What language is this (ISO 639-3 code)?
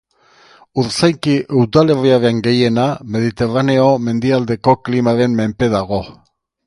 eus